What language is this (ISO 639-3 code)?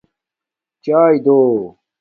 dmk